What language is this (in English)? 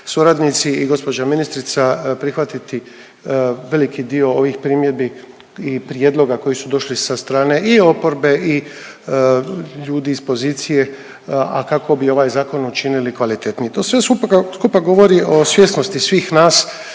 Croatian